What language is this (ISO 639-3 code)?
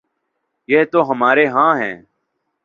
urd